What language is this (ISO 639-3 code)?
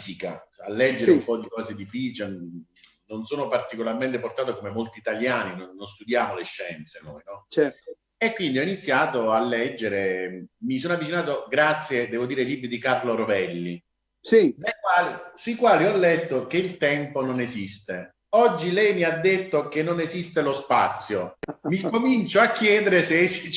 ita